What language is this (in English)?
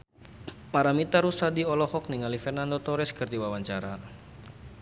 Sundanese